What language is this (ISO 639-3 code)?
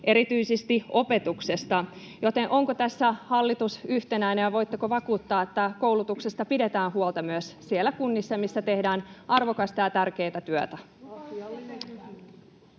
fin